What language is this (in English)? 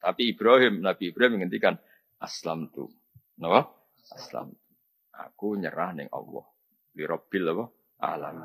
Indonesian